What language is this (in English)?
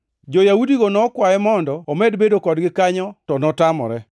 Luo (Kenya and Tanzania)